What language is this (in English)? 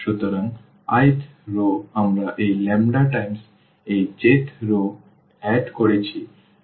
Bangla